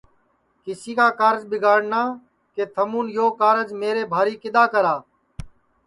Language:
Sansi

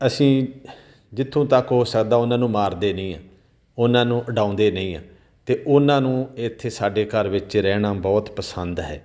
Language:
Punjabi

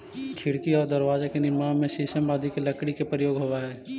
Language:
Magahi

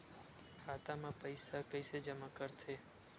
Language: Chhattisgarhi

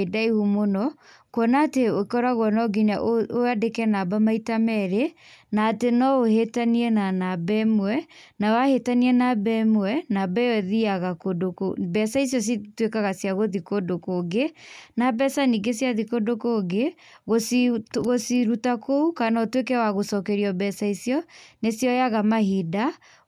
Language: Kikuyu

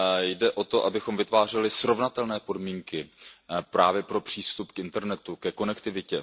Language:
Czech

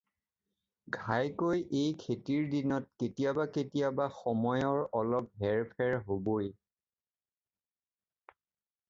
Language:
Assamese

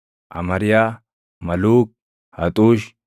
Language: Oromo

